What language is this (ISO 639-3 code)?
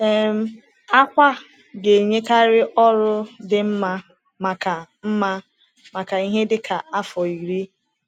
ibo